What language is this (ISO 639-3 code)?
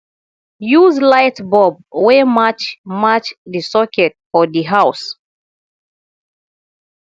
pcm